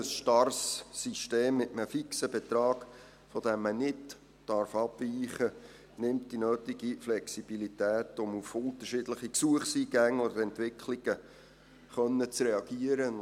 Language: Swiss German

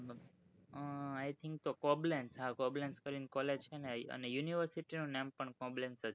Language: Gujarati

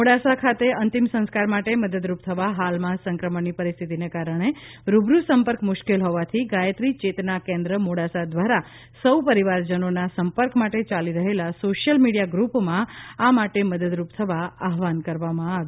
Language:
Gujarati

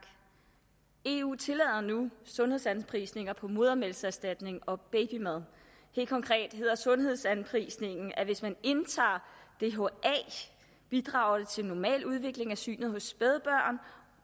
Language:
Danish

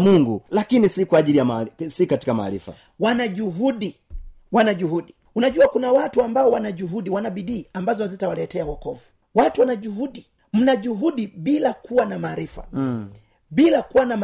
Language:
Swahili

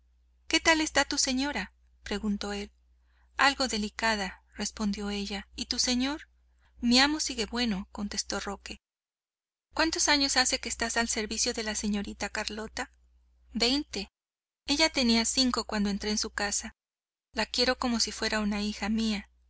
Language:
Spanish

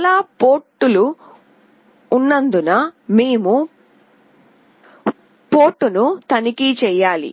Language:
Telugu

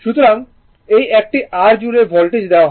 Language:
Bangla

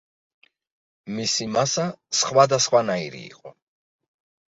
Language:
Georgian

